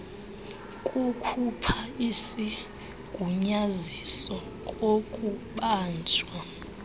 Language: Xhosa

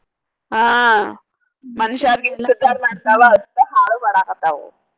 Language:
Kannada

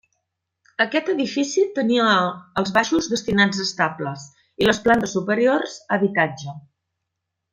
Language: Catalan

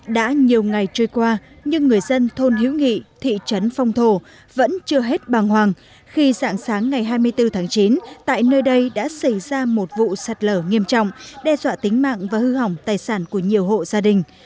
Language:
Vietnamese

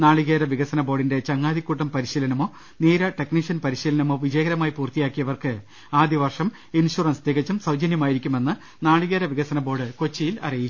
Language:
Malayalam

